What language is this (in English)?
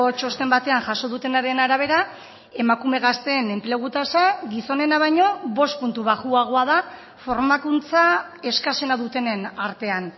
Basque